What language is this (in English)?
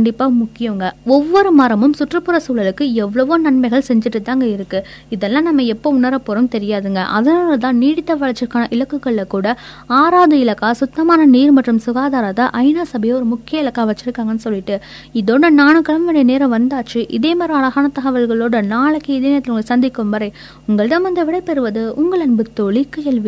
Tamil